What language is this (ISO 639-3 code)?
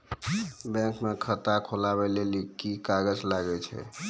mai